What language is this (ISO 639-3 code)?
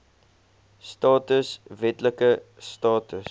afr